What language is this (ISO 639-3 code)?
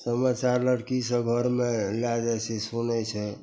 mai